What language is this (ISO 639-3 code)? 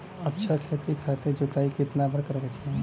bho